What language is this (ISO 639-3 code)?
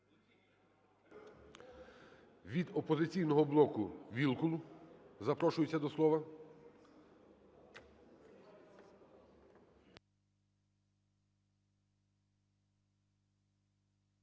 ukr